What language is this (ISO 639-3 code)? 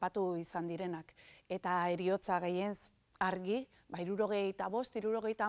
eus